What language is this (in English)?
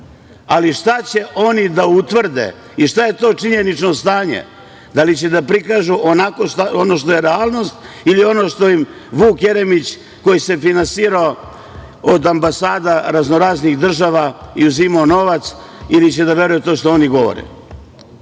Serbian